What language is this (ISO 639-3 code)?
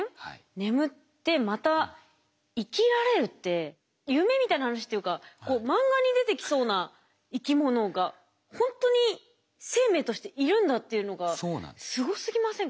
jpn